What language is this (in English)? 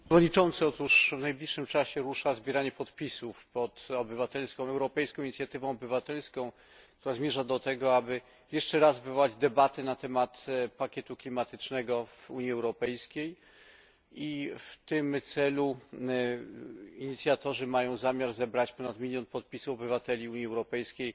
Polish